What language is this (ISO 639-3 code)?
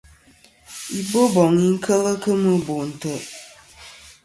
bkm